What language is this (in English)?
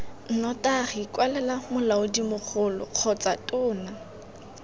Tswana